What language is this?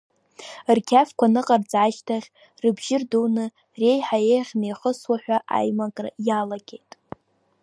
Abkhazian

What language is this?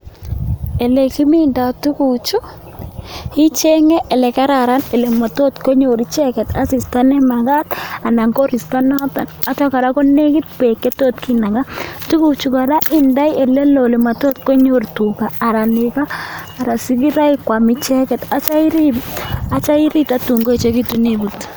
Kalenjin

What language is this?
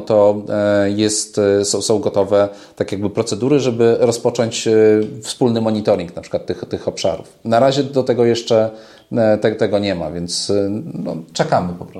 Polish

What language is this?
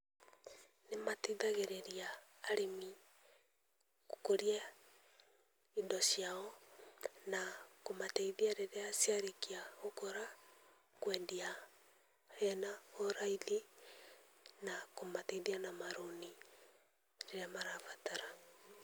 Kikuyu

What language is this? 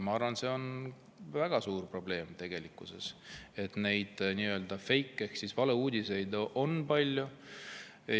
Estonian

